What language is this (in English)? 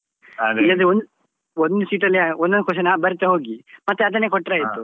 Kannada